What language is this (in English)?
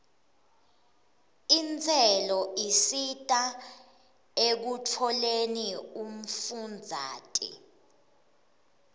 Swati